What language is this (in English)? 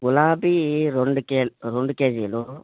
Telugu